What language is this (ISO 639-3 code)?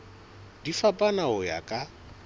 sot